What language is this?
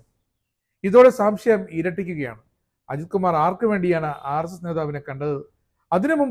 Malayalam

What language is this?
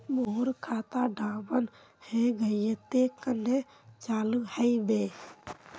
Magahi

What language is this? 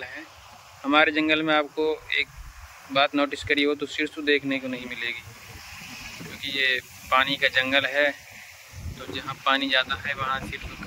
Hindi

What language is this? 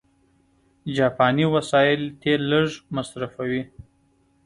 Pashto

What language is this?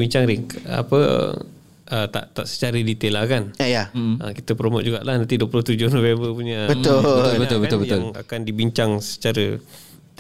Malay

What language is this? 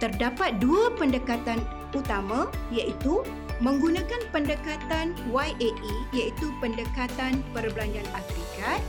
Malay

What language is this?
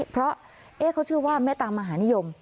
Thai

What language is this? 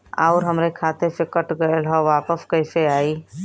Bhojpuri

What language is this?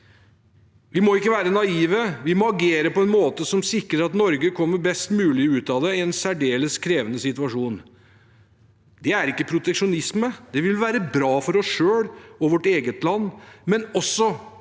Norwegian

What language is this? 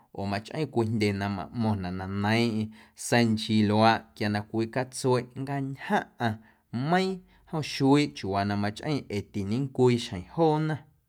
Guerrero Amuzgo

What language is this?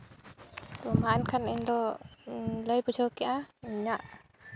Santali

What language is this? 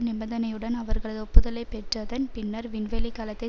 Tamil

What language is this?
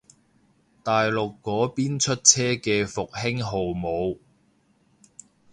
Cantonese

